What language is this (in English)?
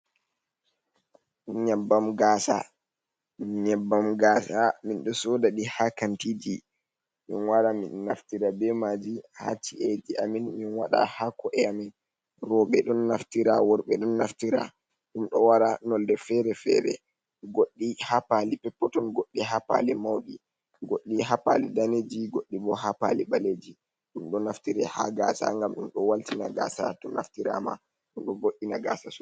Fula